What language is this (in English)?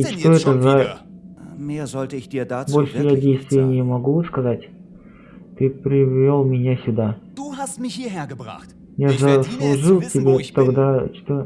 Russian